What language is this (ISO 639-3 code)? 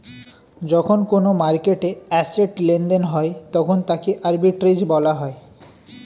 ben